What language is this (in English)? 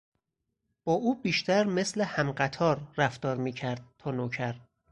Persian